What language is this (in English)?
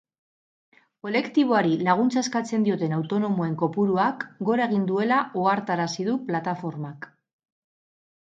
Basque